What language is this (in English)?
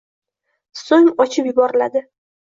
Uzbek